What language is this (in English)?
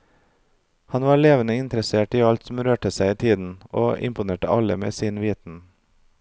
Norwegian